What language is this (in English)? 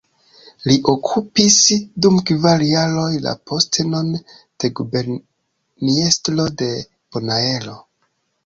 Esperanto